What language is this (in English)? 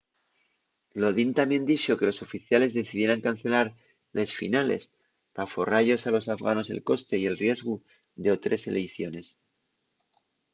Asturian